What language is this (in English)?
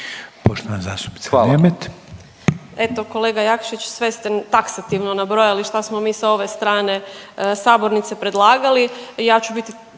Croatian